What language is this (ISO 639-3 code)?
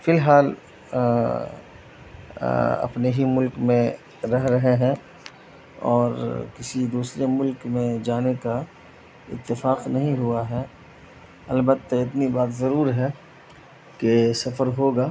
urd